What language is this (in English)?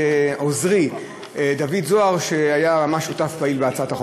Hebrew